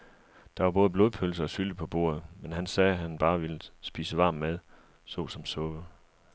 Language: Danish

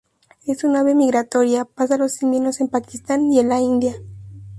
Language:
Spanish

